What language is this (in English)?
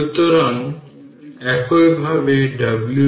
Bangla